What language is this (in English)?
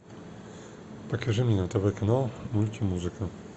Russian